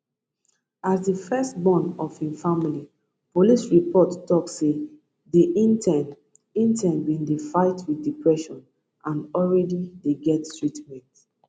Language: Nigerian Pidgin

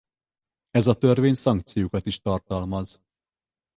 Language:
Hungarian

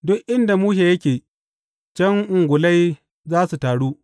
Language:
Hausa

